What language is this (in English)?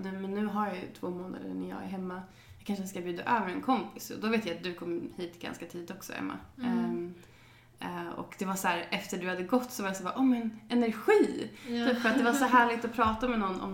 Swedish